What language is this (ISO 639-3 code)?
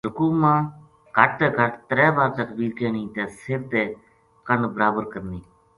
gju